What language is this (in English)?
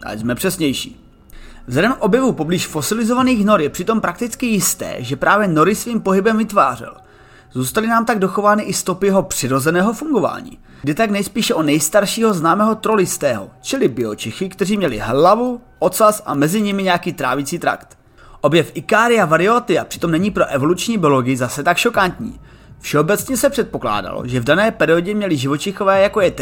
Czech